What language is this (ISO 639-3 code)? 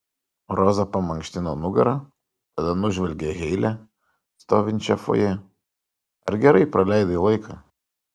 lit